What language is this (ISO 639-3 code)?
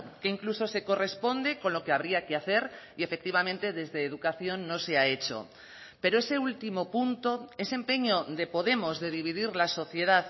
spa